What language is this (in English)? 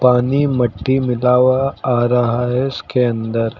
Hindi